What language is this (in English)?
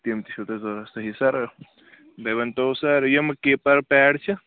Kashmiri